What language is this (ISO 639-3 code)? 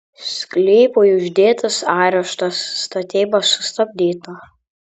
lit